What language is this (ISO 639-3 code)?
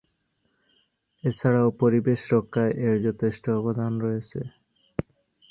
ben